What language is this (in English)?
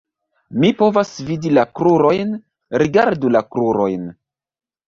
Esperanto